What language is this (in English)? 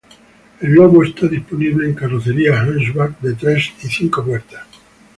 Spanish